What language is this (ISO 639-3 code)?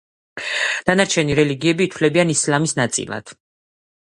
kat